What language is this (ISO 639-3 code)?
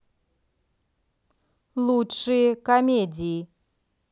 rus